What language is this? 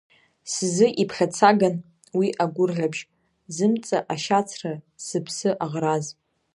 Abkhazian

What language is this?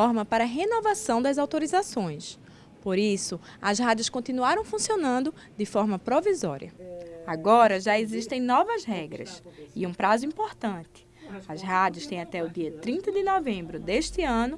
Portuguese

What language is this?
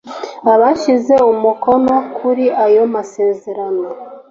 Kinyarwanda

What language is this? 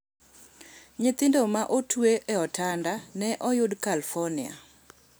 Luo (Kenya and Tanzania)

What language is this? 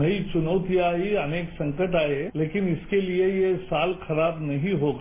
Hindi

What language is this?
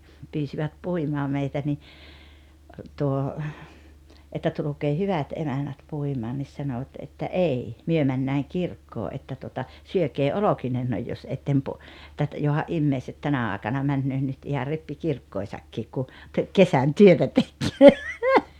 Finnish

